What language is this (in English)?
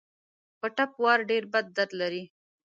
Pashto